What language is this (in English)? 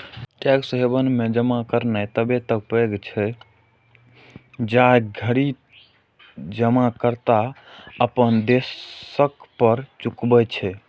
Maithili